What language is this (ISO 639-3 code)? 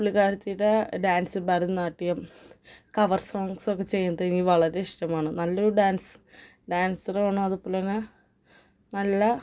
mal